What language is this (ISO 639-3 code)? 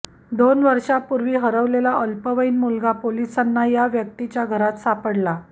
mar